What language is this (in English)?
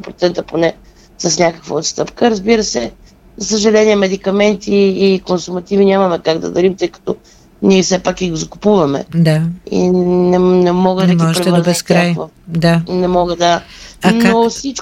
Bulgarian